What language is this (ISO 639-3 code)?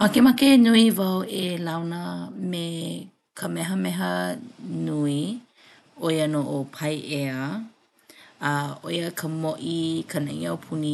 haw